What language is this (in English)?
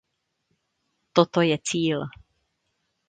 Czech